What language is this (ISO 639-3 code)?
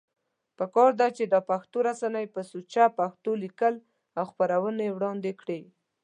pus